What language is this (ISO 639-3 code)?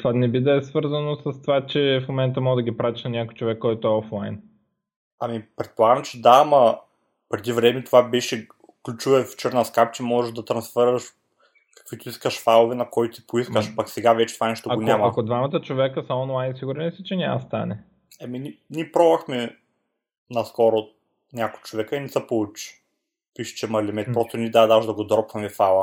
bul